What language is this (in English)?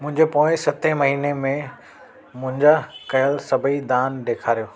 Sindhi